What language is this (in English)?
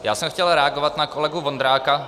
Czech